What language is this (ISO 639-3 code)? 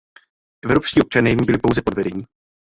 ces